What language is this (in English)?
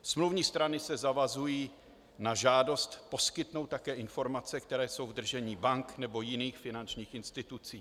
Czech